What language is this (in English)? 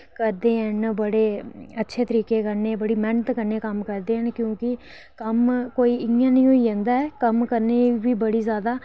Dogri